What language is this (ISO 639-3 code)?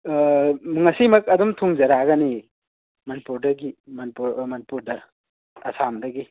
mni